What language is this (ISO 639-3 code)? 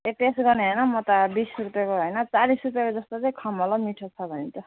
nep